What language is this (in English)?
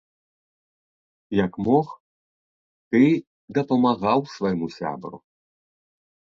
Belarusian